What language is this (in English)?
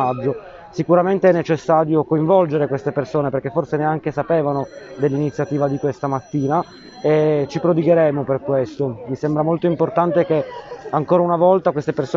Italian